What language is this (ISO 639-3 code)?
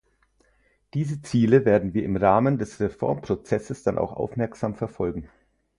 deu